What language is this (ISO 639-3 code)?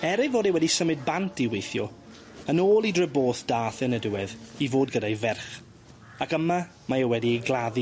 cym